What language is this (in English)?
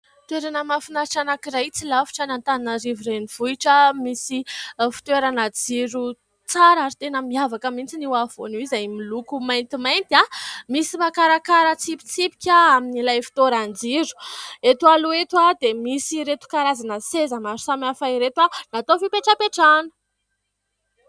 Malagasy